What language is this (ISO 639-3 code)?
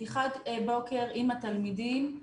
heb